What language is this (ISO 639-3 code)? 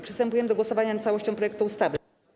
pol